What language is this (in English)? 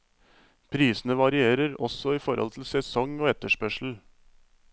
Norwegian